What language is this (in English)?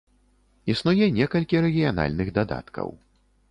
Belarusian